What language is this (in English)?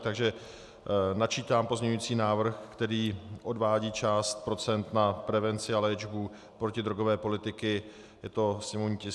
Czech